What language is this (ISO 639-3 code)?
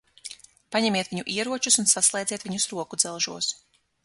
lav